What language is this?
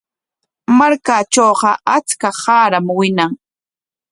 Corongo Ancash Quechua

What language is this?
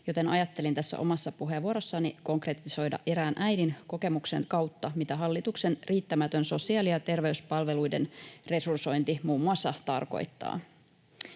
Finnish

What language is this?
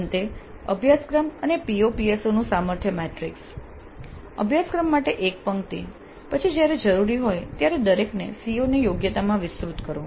Gujarati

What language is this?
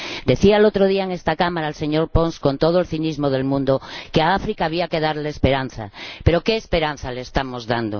Spanish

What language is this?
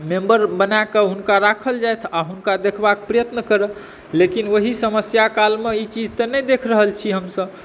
Maithili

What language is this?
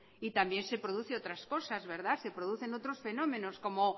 Spanish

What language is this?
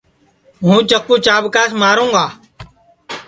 Sansi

